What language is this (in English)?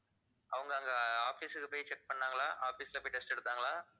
Tamil